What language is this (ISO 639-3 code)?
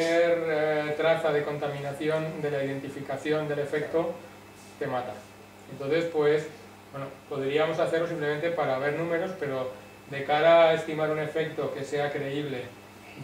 spa